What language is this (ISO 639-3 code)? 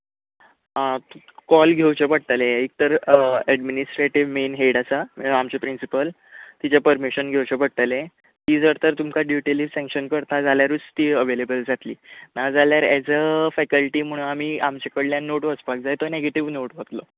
kok